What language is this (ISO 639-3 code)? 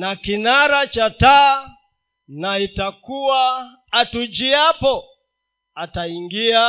swa